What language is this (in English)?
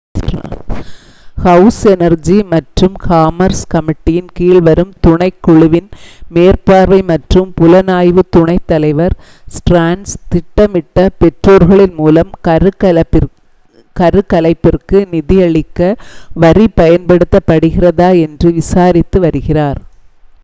Tamil